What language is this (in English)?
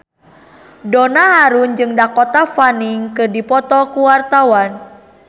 Sundanese